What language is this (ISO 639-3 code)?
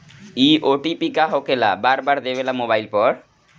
bho